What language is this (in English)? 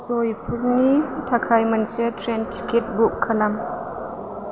Bodo